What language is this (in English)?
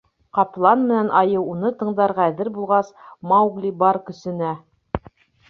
Bashkir